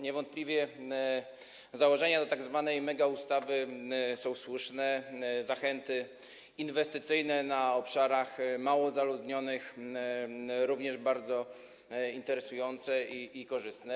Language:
Polish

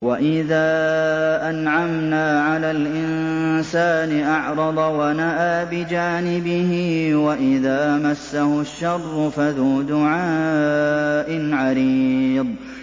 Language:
Arabic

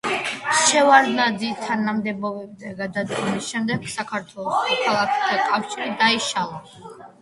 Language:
Georgian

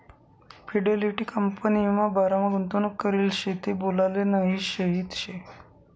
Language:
Marathi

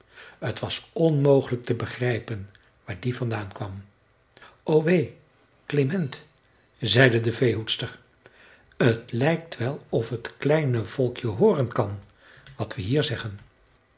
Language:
Dutch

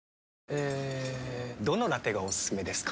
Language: Japanese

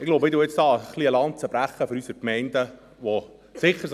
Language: Swiss German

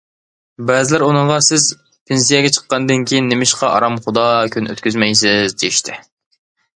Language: Uyghur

